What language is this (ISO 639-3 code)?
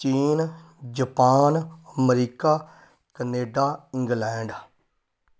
pan